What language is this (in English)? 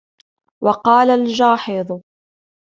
Arabic